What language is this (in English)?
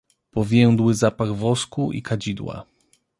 Polish